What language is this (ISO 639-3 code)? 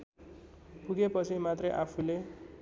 nep